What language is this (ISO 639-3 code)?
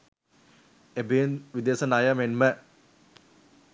sin